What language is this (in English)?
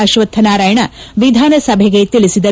Kannada